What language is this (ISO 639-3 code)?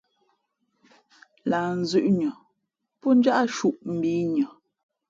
fmp